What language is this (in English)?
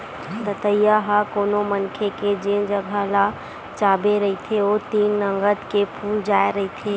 Chhattisgarhi